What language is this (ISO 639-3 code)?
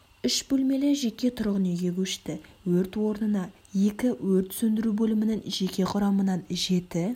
kaz